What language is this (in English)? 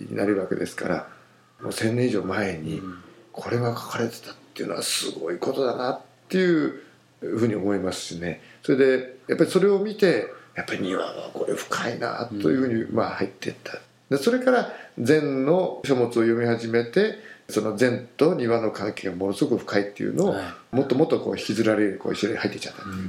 Japanese